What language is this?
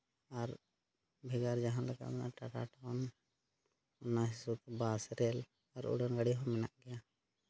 Santali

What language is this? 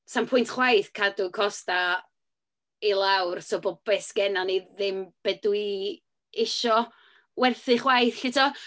Welsh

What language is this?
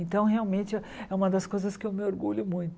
Portuguese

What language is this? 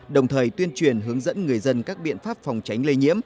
Vietnamese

